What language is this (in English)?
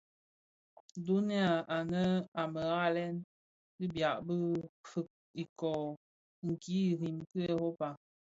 Bafia